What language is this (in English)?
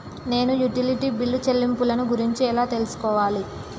Telugu